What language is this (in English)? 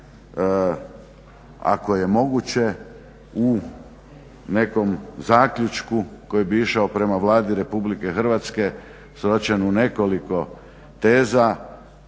Croatian